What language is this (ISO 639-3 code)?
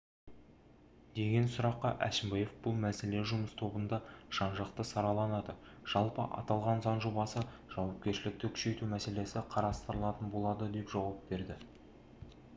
kaz